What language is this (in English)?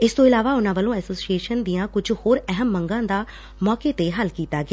Punjabi